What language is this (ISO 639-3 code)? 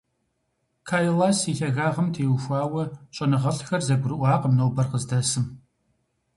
kbd